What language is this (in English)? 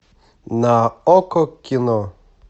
Russian